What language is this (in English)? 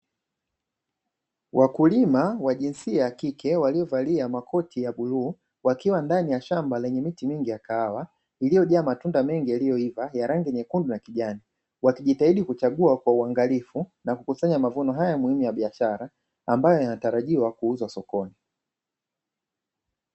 Swahili